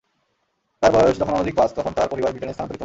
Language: Bangla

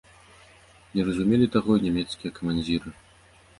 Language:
Belarusian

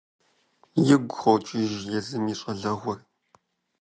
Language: Kabardian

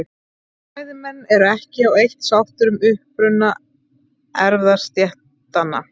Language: Icelandic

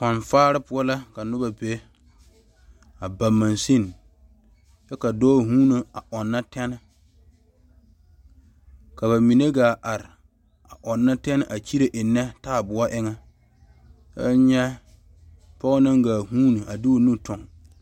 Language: Southern Dagaare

